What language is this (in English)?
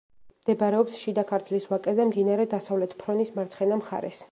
Georgian